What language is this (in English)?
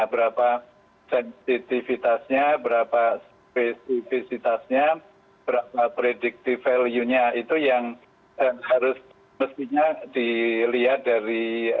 Indonesian